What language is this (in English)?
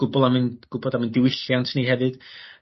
Welsh